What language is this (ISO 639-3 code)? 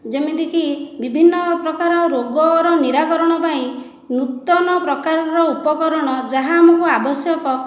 ori